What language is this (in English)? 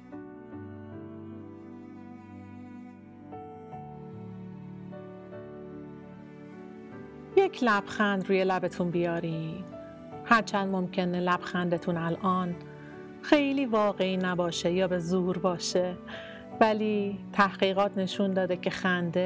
Persian